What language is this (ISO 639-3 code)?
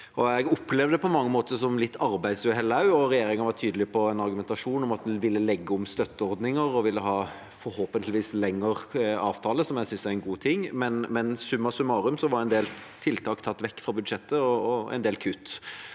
nor